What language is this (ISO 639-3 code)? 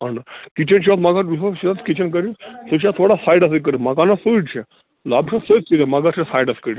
kas